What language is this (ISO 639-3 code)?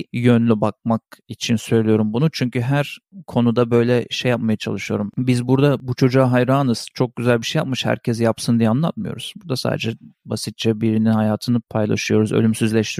tur